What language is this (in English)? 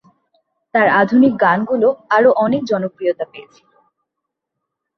Bangla